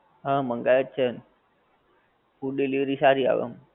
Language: Gujarati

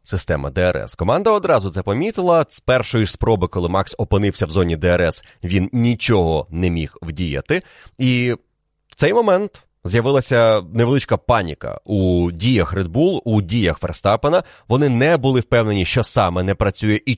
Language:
Ukrainian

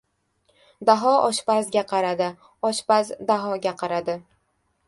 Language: Uzbek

